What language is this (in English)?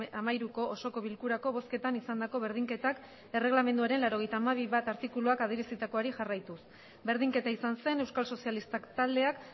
Basque